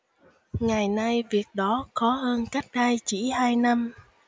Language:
Vietnamese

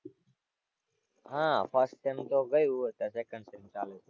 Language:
Gujarati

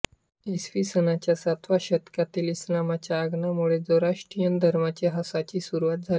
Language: Marathi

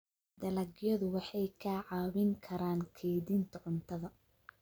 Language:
Somali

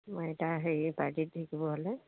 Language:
Assamese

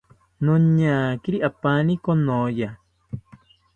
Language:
South Ucayali Ashéninka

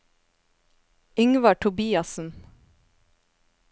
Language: Norwegian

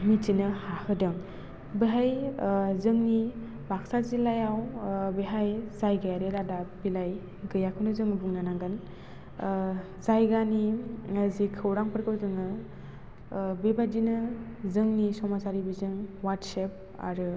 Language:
Bodo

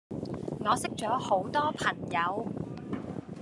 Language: Cantonese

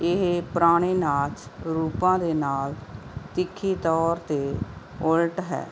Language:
Punjabi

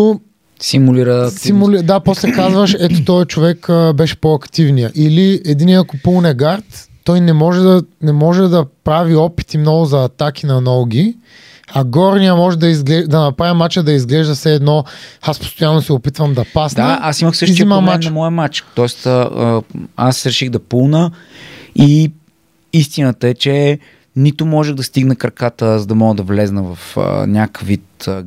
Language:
Bulgarian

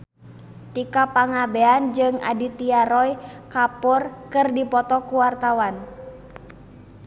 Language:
Sundanese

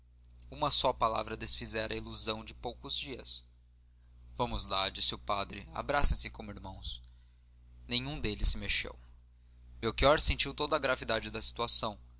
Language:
Portuguese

